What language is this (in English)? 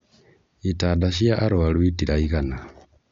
Kikuyu